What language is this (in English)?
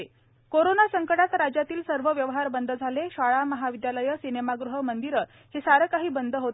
Marathi